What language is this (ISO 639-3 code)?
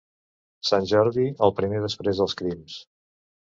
cat